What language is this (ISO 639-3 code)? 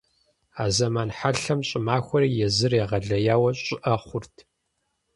kbd